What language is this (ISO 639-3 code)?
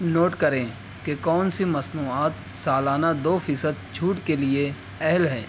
urd